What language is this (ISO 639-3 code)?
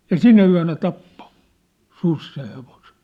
fin